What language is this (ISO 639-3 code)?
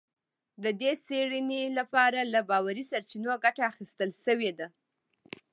pus